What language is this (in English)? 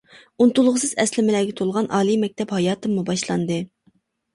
Uyghur